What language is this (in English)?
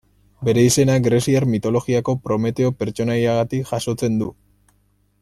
Basque